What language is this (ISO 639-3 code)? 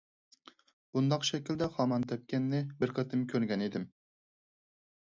uig